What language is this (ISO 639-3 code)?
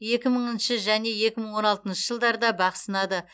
kaz